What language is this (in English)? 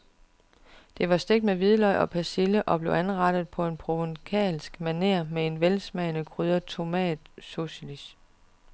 Danish